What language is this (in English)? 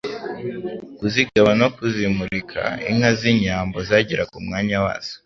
Kinyarwanda